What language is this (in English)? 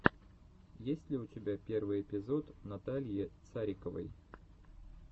Russian